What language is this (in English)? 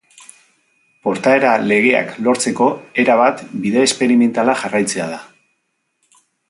Basque